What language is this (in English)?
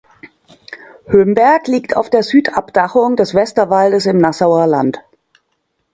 German